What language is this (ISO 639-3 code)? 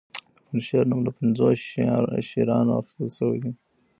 pus